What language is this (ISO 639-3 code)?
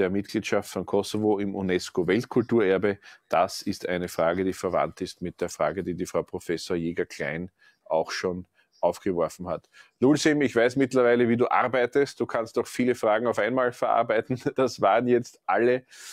deu